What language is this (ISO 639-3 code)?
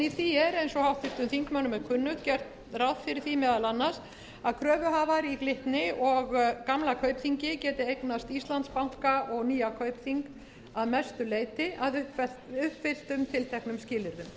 isl